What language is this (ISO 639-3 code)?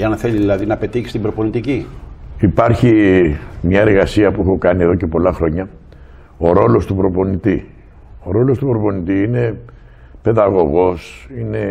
ell